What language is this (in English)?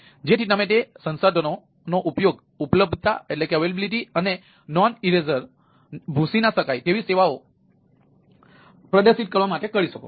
Gujarati